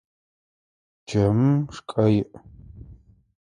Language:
Adyghe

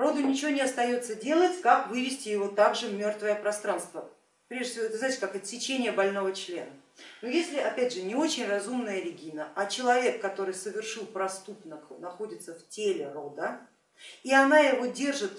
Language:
Russian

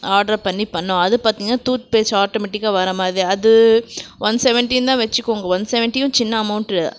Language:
Tamil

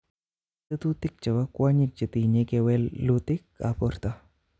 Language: Kalenjin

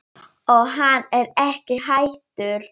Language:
Icelandic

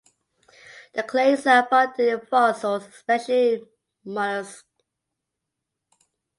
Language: English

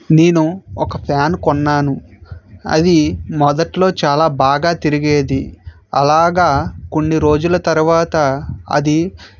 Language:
Telugu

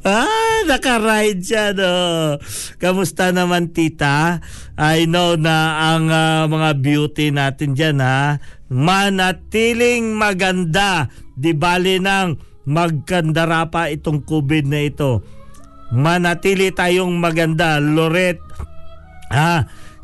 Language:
Filipino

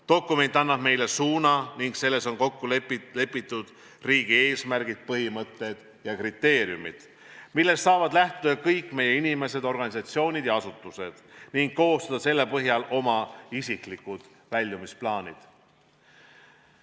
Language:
Estonian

